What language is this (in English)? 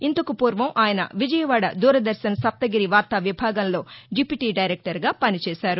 Telugu